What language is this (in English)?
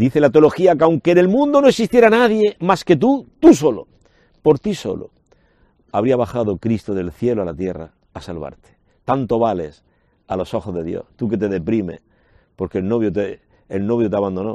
Spanish